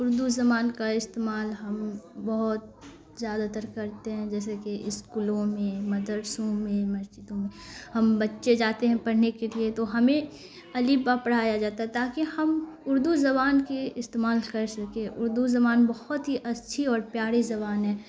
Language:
Urdu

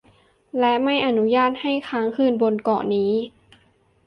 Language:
Thai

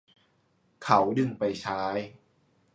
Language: Thai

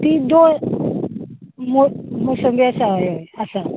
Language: Konkani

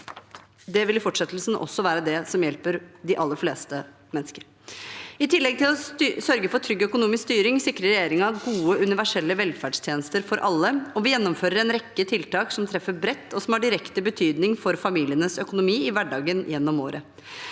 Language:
Norwegian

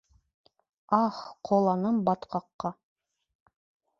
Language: Bashkir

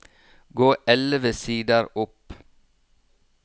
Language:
Norwegian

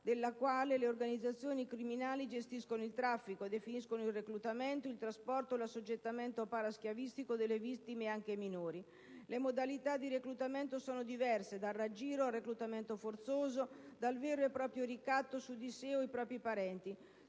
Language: Italian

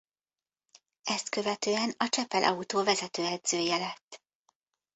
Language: Hungarian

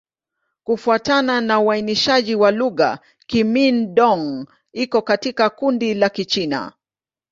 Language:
Swahili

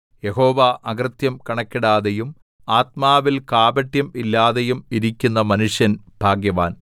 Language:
Malayalam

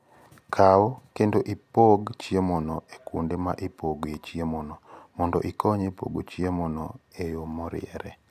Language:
Luo (Kenya and Tanzania)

